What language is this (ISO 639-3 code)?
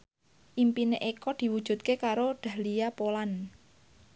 jav